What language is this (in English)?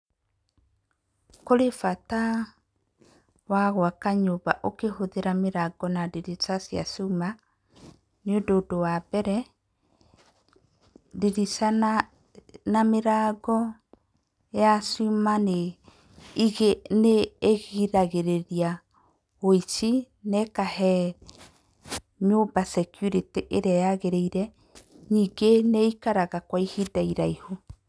Kikuyu